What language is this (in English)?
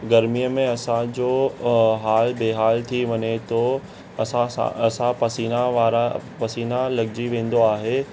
Sindhi